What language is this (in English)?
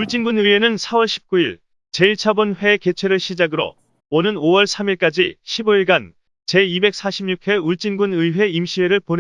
Korean